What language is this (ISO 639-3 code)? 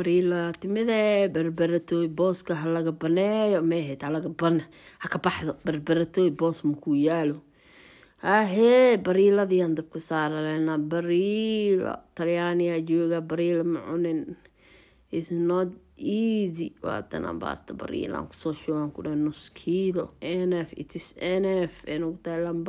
ara